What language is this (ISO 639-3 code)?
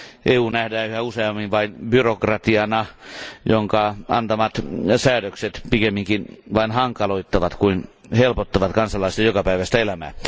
fin